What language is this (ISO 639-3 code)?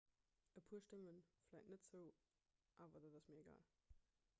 ltz